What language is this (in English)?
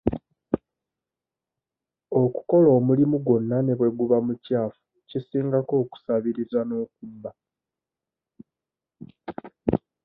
Ganda